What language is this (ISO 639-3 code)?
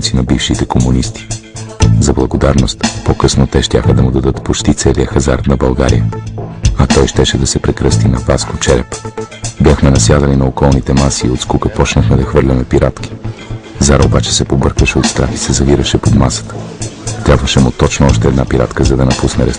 bul